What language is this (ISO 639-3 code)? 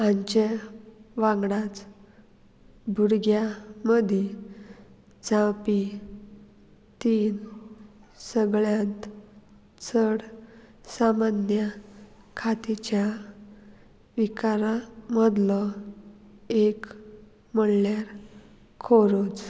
kok